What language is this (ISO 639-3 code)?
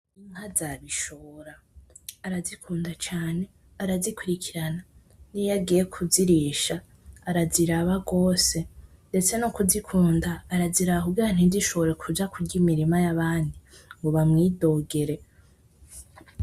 run